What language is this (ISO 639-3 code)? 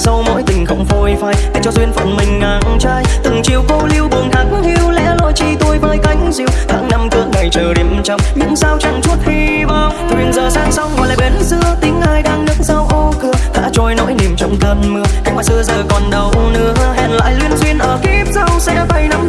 vie